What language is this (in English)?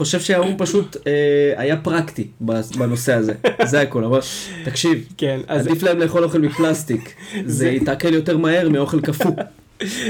Hebrew